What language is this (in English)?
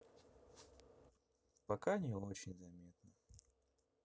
Russian